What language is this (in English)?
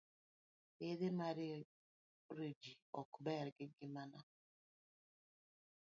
Luo (Kenya and Tanzania)